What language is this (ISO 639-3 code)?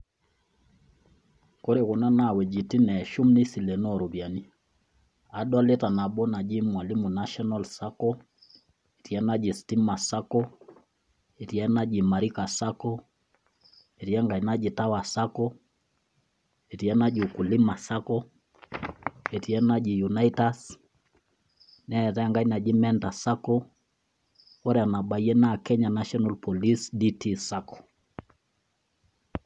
mas